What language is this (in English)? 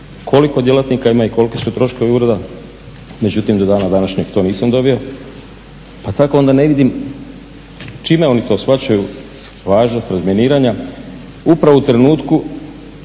Croatian